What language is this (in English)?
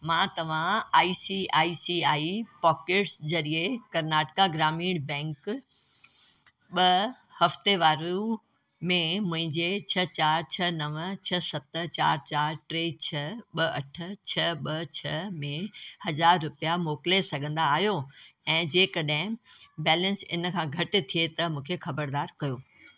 Sindhi